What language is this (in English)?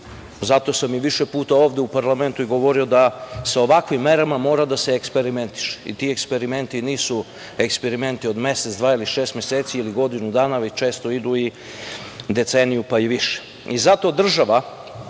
Serbian